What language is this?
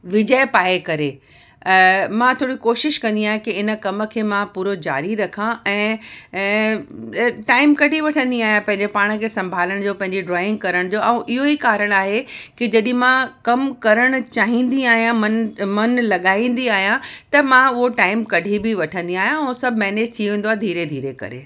Sindhi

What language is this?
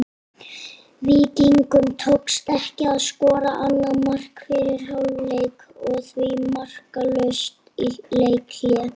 Icelandic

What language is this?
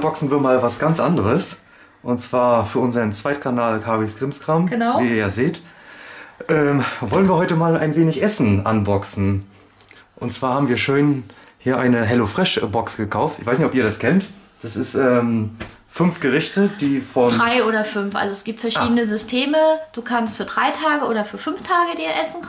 German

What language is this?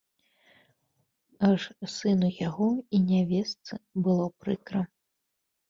Belarusian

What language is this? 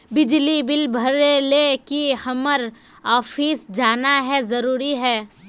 Magahi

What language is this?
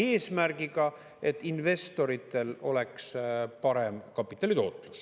Estonian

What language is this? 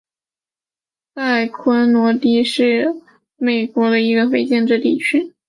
Chinese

